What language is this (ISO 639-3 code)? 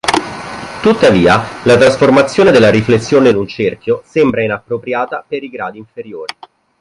ita